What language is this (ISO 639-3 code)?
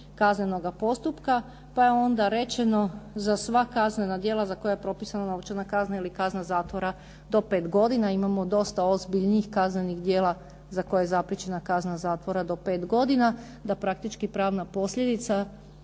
hrv